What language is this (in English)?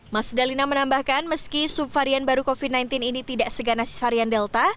Indonesian